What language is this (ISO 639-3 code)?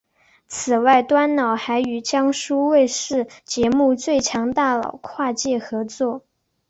zho